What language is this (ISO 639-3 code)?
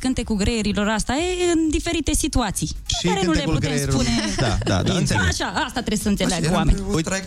ron